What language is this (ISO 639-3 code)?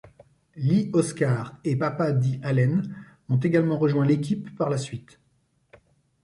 fra